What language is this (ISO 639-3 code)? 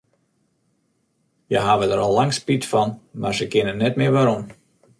fry